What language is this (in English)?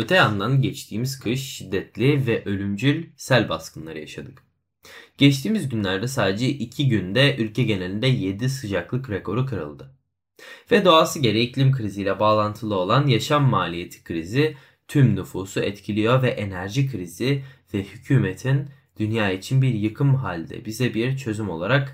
Turkish